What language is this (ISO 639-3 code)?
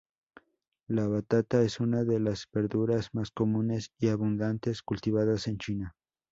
spa